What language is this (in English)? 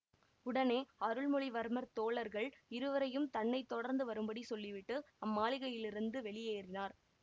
Tamil